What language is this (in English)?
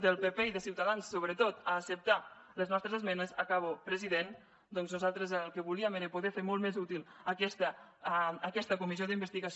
Catalan